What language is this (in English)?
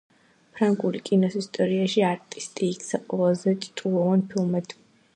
Georgian